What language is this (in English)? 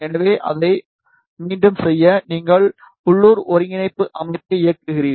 Tamil